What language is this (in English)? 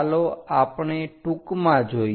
Gujarati